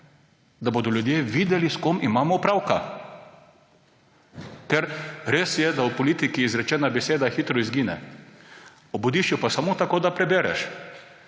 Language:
Slovenian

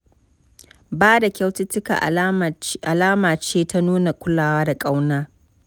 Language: Hausa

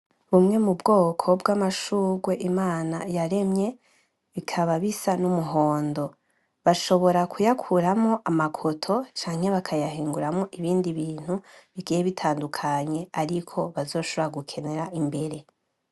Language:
Rundi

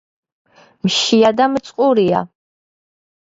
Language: Georgian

